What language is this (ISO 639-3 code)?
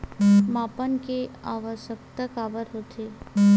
hne